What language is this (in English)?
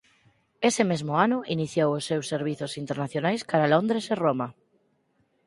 Galician